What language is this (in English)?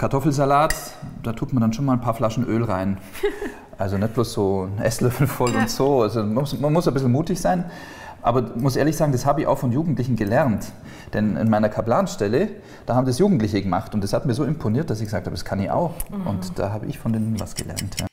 German